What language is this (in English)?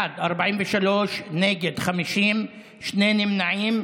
Hebrew